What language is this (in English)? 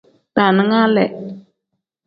Tem